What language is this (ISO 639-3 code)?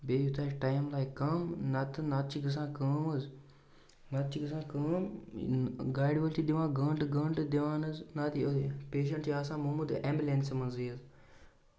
kas